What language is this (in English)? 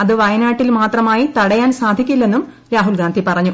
Malayalam